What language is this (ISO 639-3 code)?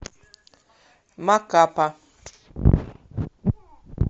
rus